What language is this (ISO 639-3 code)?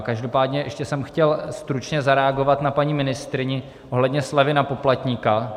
ces